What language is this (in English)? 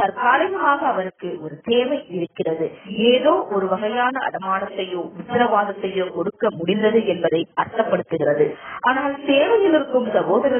Arabic